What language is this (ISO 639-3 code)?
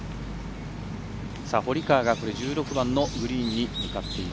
jpn